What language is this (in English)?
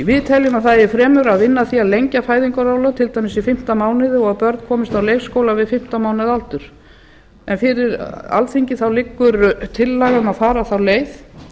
Icelandic